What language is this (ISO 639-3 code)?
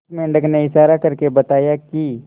hin